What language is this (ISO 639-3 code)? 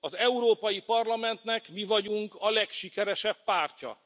hun